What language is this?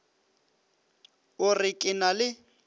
Northern Sotho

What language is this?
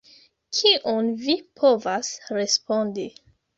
Esperanto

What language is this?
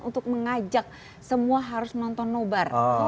Indonesian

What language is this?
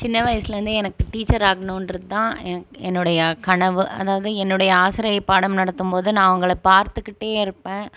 Tamil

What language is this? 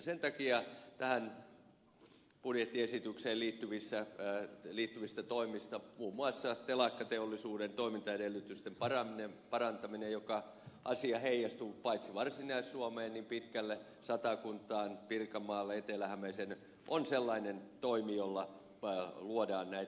Finnish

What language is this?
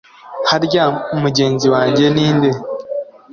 Kinyarwanda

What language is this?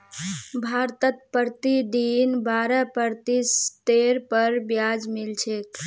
Magahi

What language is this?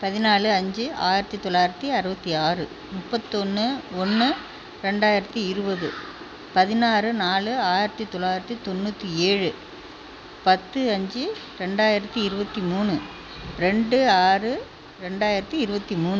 Tamil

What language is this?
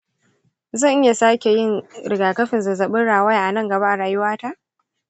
Hausa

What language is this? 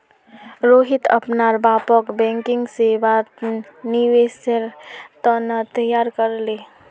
Magahi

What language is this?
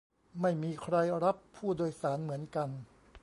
Thai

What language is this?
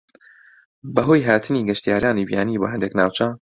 Central Kurdish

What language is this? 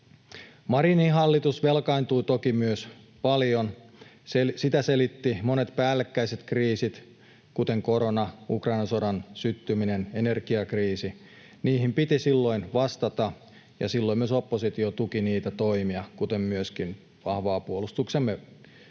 Finnish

